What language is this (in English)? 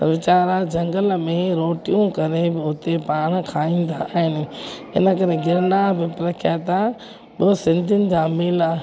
Sindhi